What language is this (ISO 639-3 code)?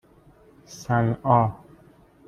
fas